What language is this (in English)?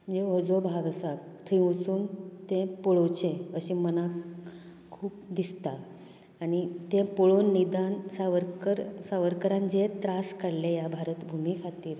Konkani